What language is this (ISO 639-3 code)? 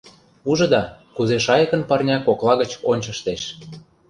chm